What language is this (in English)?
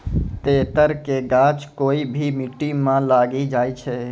Maithili